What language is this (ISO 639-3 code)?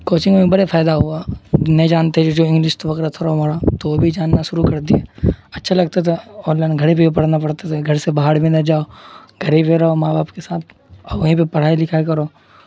urd